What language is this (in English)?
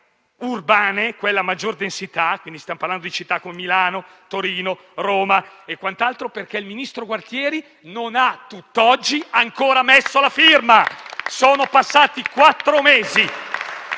Italian